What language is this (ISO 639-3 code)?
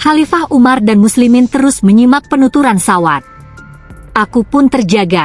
ind